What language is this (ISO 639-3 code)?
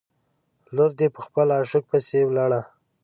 pus